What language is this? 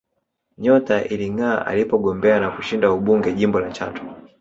Swahili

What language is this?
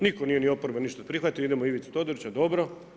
Croatian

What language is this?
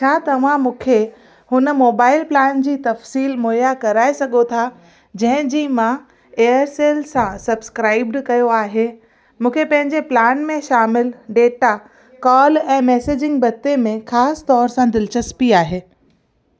Sindhi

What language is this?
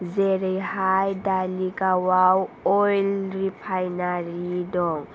Bodo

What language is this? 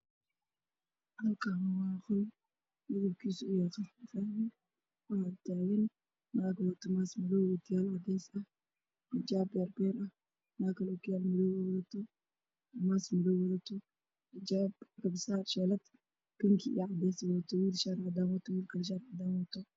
Somali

